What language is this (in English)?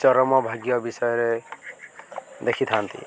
Odia